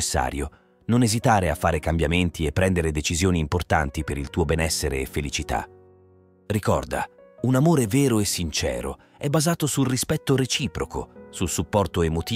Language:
Italian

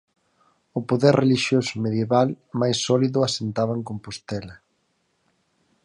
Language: Galician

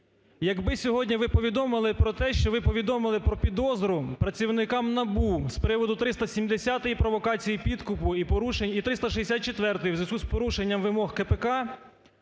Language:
Ukrainian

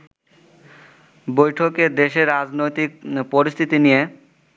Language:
Bangla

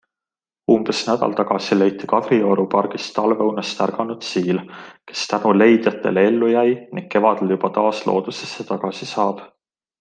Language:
Estonian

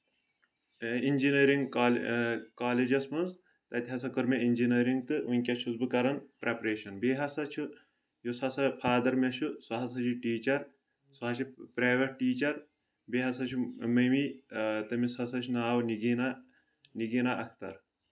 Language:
Kashmiri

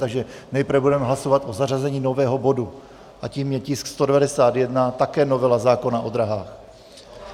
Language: Czech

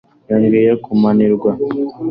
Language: Kinyarwanda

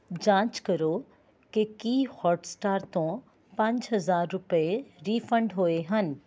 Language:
Punjabi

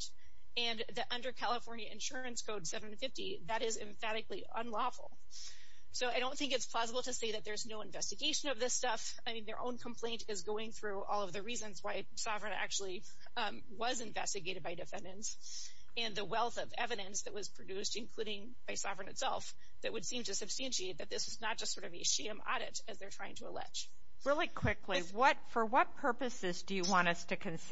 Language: English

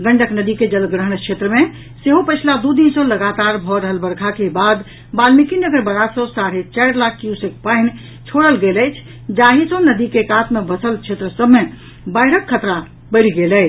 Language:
Maithili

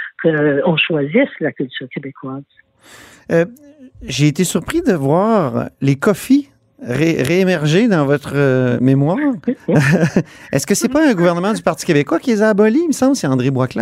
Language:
French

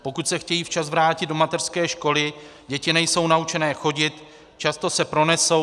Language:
Czech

